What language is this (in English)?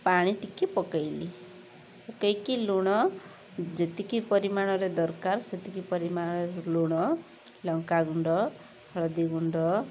Odia